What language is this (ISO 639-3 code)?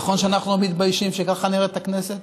heb